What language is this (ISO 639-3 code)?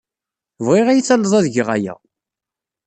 kab